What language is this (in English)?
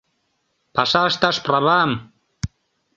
Mari